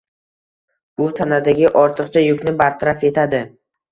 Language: Uzbek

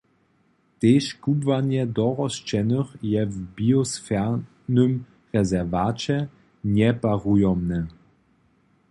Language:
Upper Sorbian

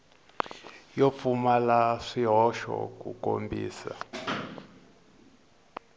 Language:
Tsonga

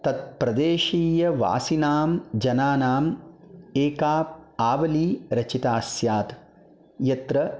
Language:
Sanskrit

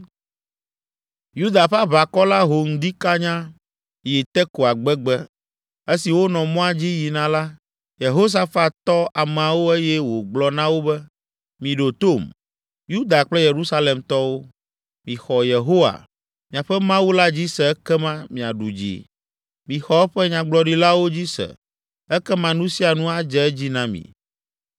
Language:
Ewe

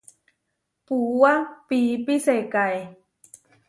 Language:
Huarijio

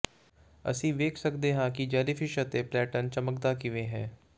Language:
Punjabi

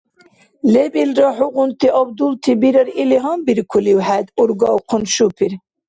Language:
Dargwa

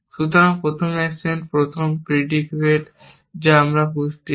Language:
Bangla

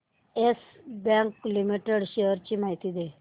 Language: Marathi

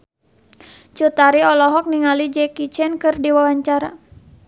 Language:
Sundanese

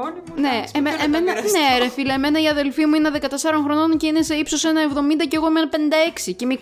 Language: Greek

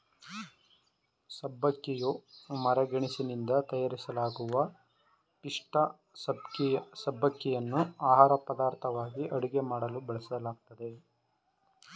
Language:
Kannada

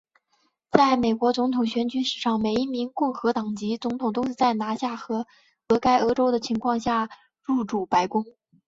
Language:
Chinese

